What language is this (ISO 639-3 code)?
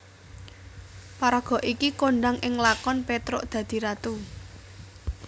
jav